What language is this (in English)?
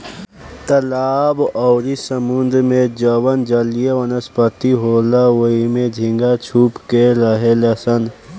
Bhojpuri